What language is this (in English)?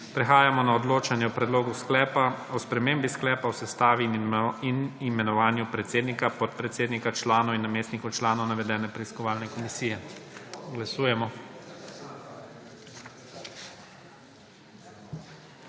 Slovenian